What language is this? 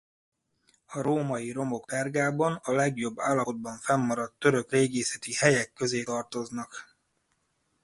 Hungarian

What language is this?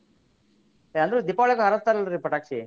Kannada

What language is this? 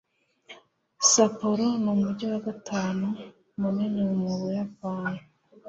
Kinyarwanda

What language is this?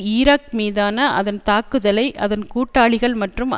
Tamil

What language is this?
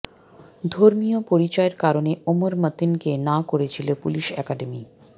Bangla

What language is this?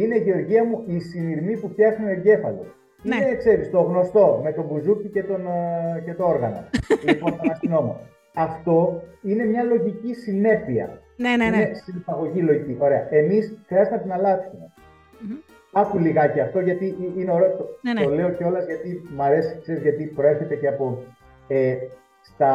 Greek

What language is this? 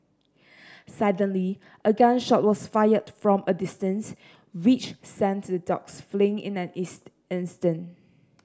English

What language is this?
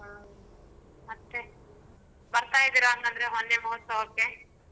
Kannada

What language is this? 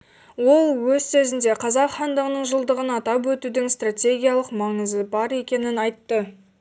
Kazakh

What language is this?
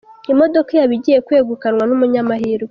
Kinyarwanda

